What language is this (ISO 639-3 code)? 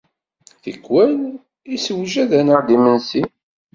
kab